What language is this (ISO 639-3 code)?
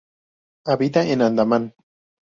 spa